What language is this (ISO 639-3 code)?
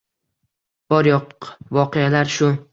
uzb